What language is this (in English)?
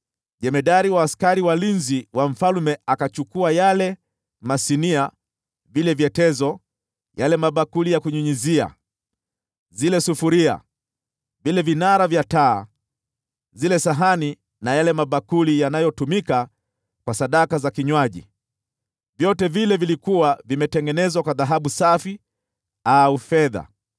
Swahili